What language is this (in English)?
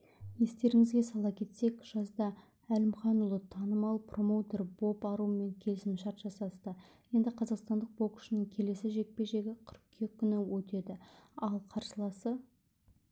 Kazakh